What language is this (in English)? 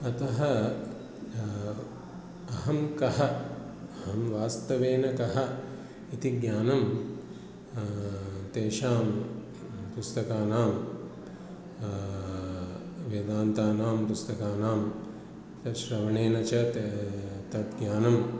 Sanskrit